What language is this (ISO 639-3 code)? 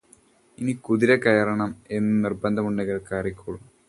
mal